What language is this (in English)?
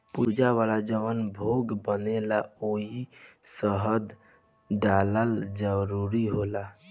Bhojpuri